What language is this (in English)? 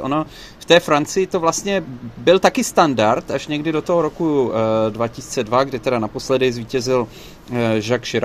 Czech